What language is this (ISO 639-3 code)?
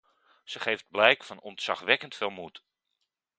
nld